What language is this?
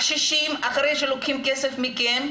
Hebrew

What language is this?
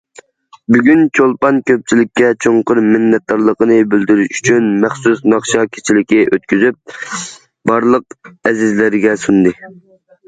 Uyghur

